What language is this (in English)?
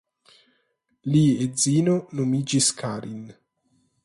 Esperanto